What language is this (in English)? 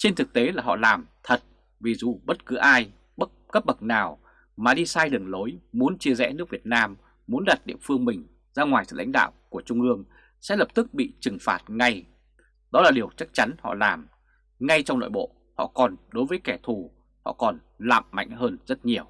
Vietnamese